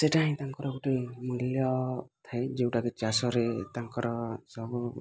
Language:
Odia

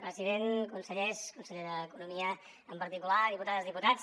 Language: Catalan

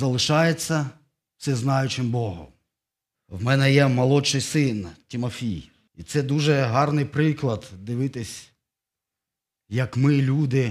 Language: Ukrainian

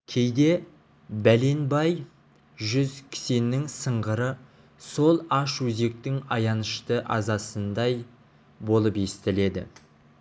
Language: Kazakh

